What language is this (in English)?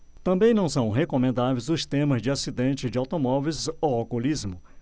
Portuguese